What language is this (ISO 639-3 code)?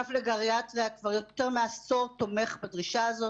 heb